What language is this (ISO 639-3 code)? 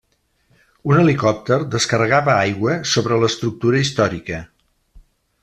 cat